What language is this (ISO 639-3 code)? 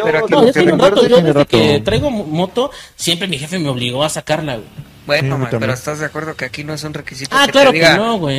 spa